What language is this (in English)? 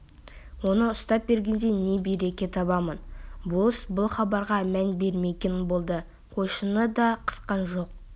Kazakh